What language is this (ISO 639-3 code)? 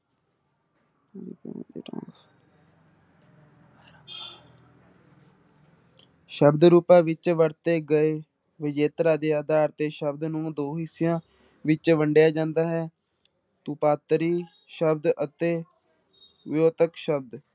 pan